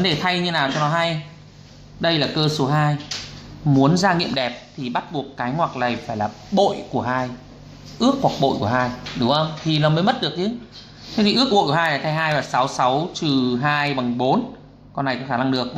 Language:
Vietnamese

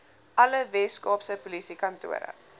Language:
Afrikaans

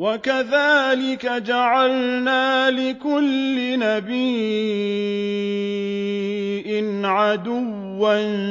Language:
Arabic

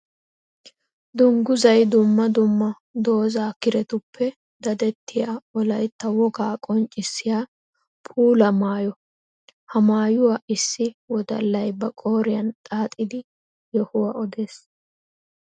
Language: Wolaytta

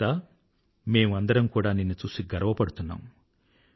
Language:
Telugu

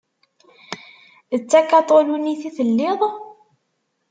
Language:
Kabyle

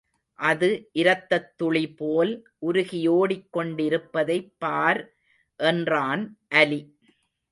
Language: Tamil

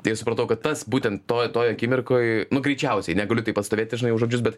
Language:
Lithuanian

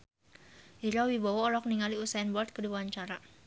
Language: Sundanese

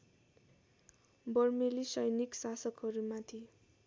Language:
Nepali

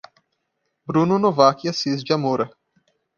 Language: Portuguese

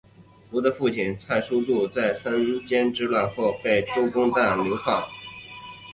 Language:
Chinese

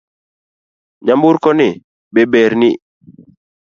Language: Luo (Kenya and Tanzania)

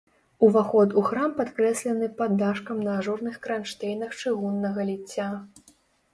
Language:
Belarusian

